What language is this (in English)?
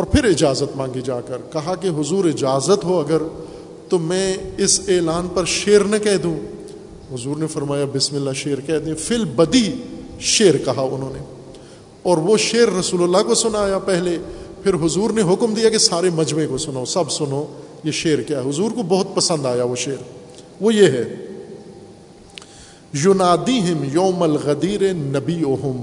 Urdu